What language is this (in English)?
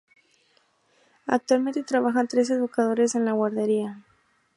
Spanish